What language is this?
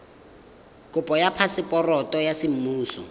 Tswana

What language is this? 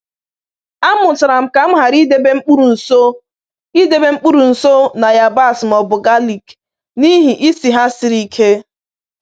Igbo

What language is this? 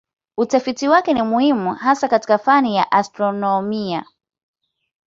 Swahili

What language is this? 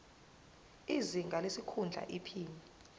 Zulu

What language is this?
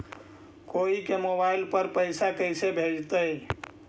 Magahi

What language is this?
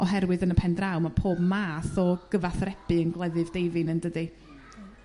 Welsh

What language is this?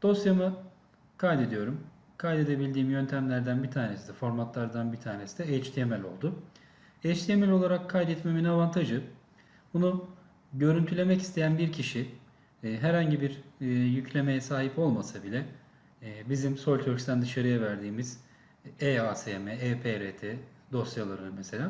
Turkish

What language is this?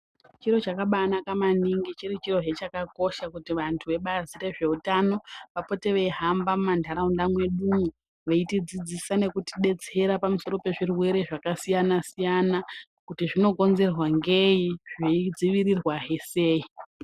Ndau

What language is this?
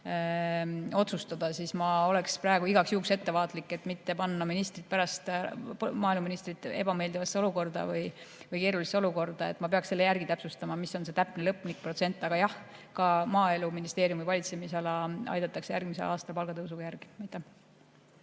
Estonian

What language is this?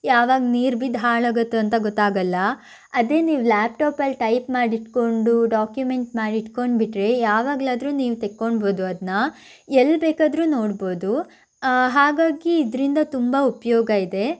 Kannada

